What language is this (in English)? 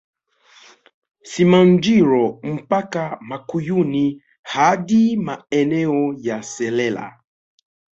Swahili